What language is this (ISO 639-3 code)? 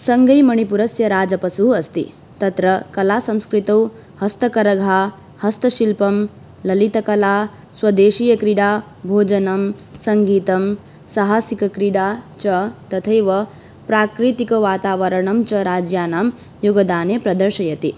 san